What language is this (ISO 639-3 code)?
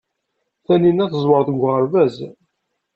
kab